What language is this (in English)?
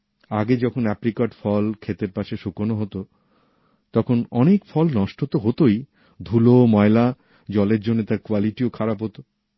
Bangla